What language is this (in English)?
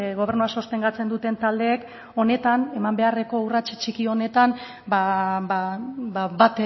Basque